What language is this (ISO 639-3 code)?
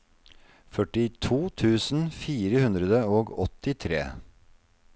nor